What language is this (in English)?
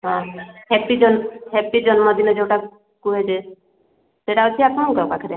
Odia